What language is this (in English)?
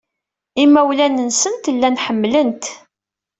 Kabyle